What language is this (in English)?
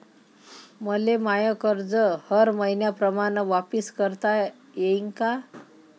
Marathi